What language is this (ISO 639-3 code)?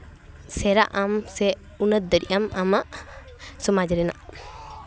sat